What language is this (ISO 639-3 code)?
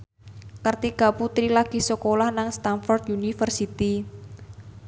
jav